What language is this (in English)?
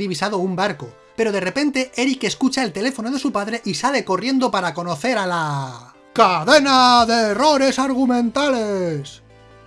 Spanish